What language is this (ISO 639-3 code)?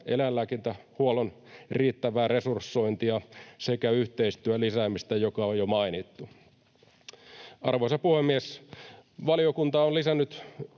fin